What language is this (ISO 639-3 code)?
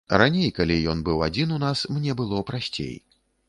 bel